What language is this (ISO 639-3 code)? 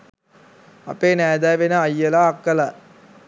sin